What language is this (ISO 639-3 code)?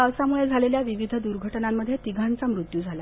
mar